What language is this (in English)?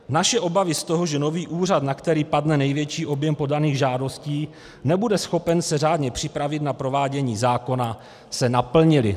Czech